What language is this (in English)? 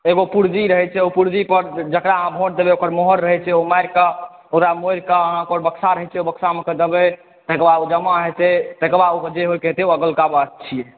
Maithili